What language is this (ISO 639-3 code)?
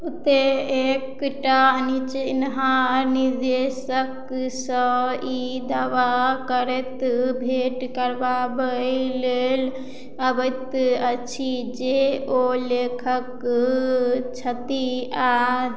mai